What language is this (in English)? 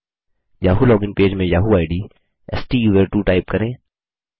Hindi